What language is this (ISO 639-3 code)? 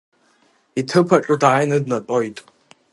abk